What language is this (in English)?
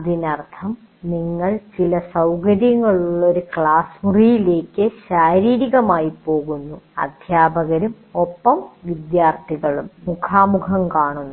Malayalam